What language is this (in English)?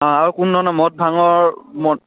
Assamese